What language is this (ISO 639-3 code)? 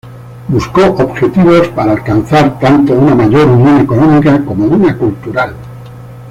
spa